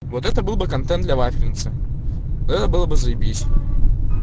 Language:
Russian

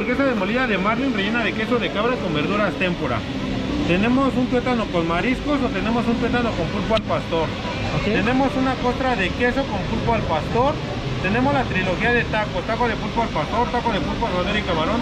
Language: Spanish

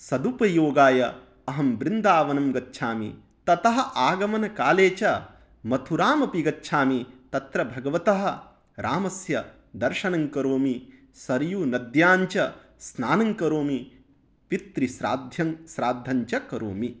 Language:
Sanskrit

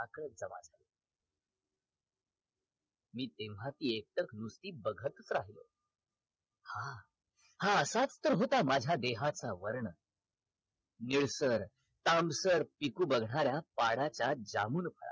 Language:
Marathi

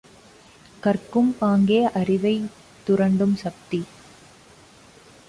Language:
Tamil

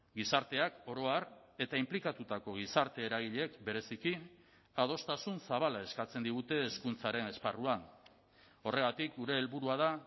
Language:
Basque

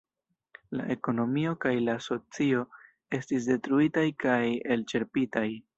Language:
Esperanto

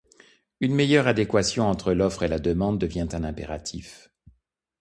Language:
French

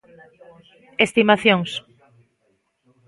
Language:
Galician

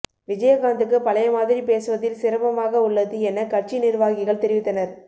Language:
Tamil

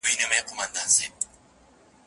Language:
Pashto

